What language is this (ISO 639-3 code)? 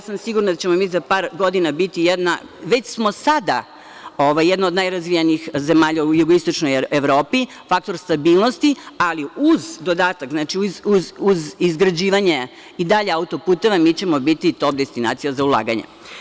srp